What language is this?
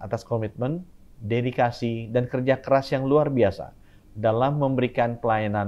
Indonesian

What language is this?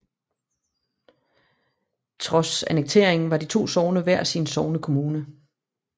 Danish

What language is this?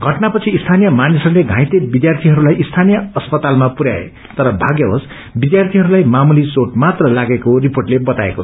Nepali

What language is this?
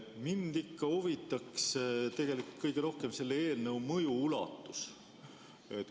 Estonian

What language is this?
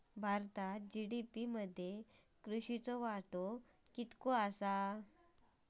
Marathi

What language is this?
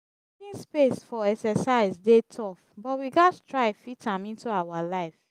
Nigerian Pidgin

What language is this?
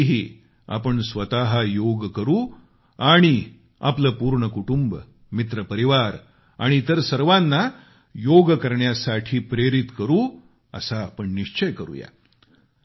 Marathi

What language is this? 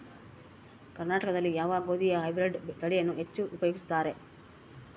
Kannada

